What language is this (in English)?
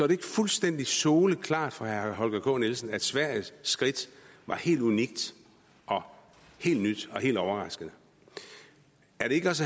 Danish